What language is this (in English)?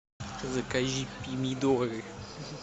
Russian